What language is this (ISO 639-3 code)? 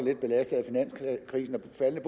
dan